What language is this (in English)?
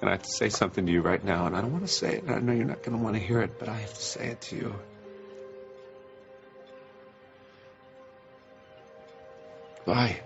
English